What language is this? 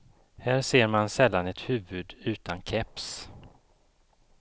Swedish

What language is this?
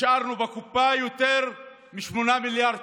Hebrew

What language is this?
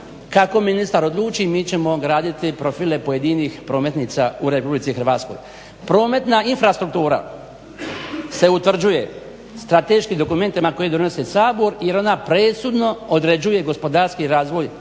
Croatian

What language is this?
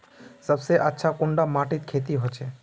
Magahi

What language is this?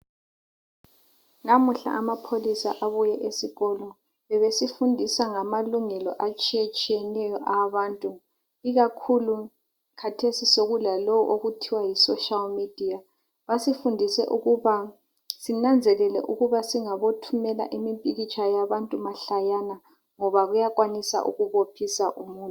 North Ndebele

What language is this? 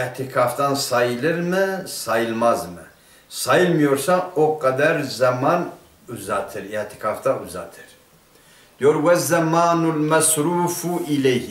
Turkish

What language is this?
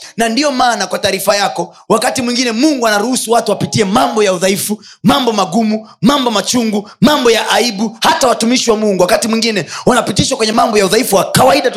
Swahili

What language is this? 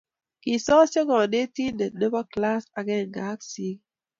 Kalenjin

